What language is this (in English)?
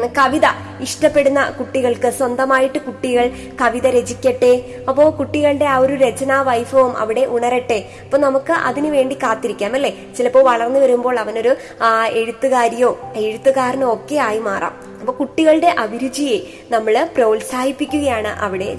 Malayalam